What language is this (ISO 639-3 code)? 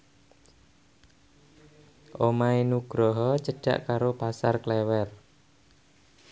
jav